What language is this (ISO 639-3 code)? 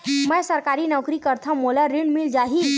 hne